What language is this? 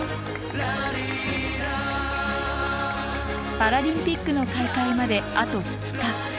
Japanese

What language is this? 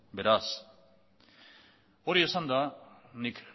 Basque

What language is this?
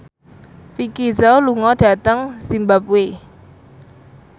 Javanese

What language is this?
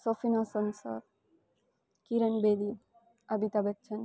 Gujarati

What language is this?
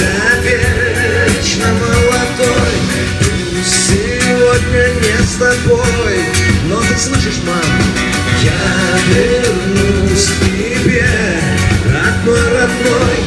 Ukrainian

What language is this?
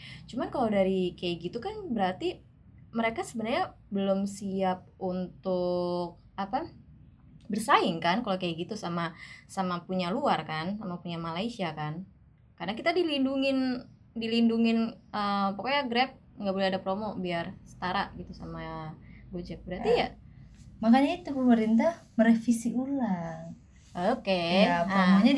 Indonesian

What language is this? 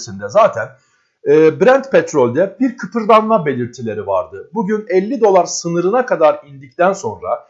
Turkish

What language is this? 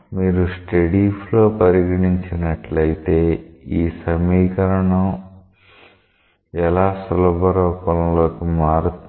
Telugu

